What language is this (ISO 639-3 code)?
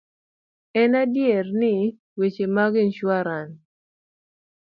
luo